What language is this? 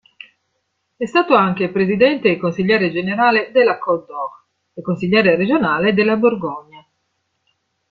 Italian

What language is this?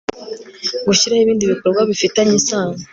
Kinyarwanda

